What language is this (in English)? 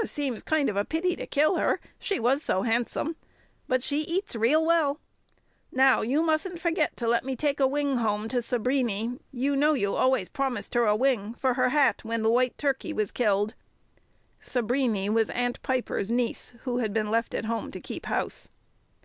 English